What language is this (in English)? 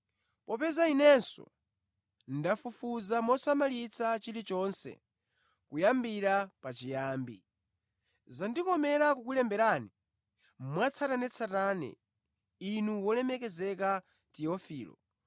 Nyanja